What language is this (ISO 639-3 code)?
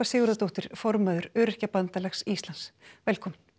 isl